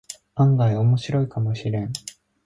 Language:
Japanese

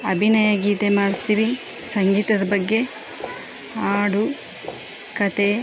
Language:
Kannada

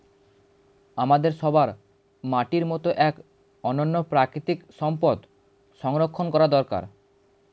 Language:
Bangla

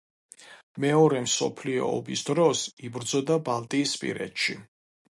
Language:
Georgian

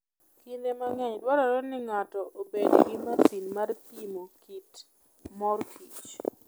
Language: Luo (Kenya and Tanzania)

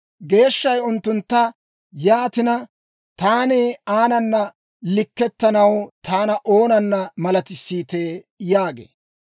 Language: Dawro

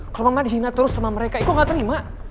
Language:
Indonesian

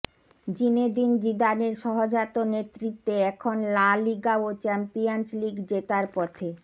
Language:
Bangla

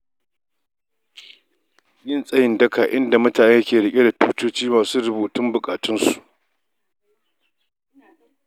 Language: Hausa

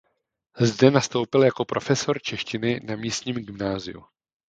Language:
Czech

